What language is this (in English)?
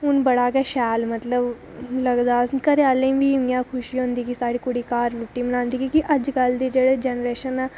Dogri